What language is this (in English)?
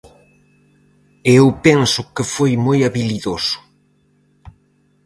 Galician